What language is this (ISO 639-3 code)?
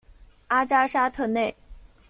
zho